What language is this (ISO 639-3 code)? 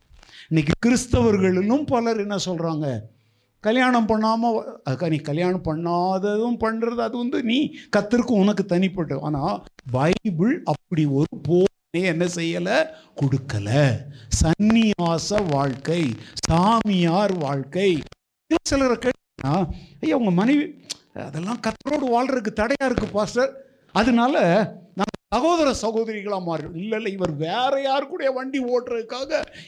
tam